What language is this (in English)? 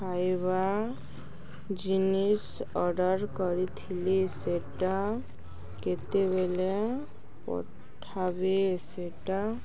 Odia